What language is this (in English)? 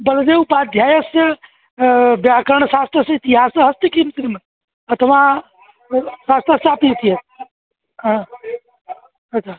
Sanskrit